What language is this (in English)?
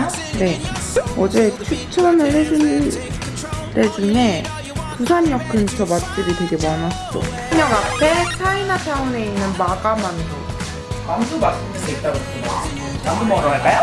Korean